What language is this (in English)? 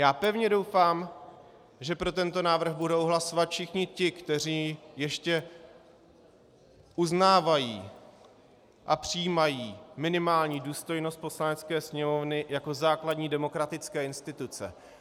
Czech